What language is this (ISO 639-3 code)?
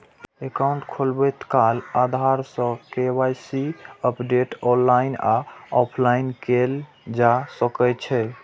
mai